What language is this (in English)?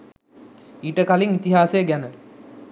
Sinhala